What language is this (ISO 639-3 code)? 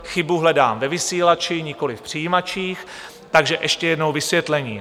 ces